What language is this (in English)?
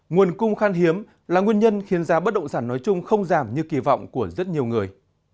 Vietnamese